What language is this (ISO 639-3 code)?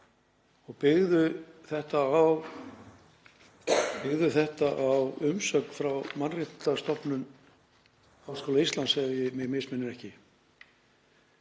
isl